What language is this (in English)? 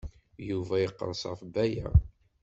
Kabyle